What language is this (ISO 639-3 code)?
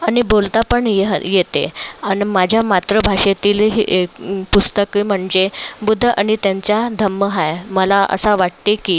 mar